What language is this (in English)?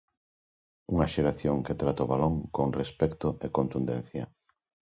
Galician